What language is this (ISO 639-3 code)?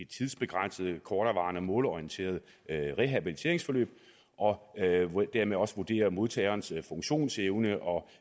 dan